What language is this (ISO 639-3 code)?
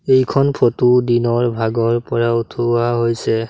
asm